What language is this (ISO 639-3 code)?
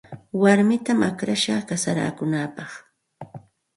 qxt